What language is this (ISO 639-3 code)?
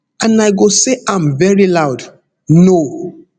pcm